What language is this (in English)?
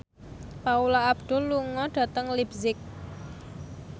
Javanese